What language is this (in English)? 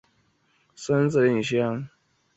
Chinese